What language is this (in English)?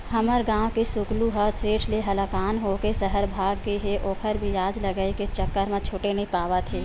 Chhattisgarhi